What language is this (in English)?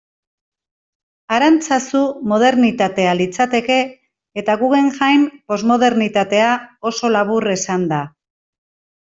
Basque